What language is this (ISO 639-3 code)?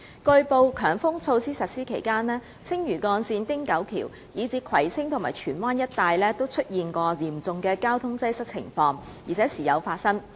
yue